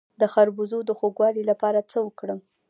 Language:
Pashto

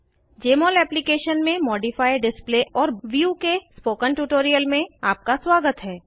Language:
Hindi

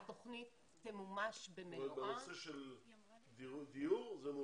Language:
Hebrew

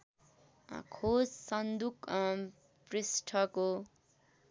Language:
Nepali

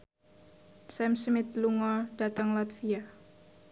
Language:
Javanese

